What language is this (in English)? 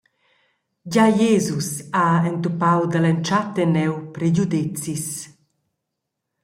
Romansh